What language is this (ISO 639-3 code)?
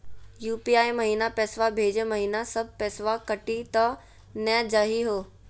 mag